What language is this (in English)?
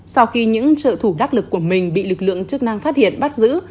Vietnamese